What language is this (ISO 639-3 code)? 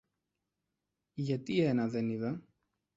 ell